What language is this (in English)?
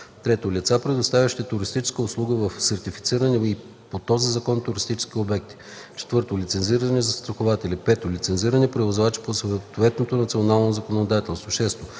Bulgarian